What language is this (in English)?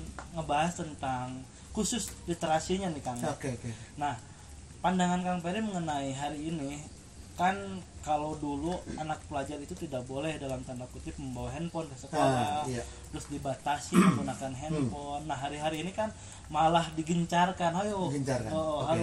Indonesian